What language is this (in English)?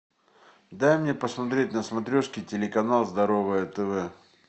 Russian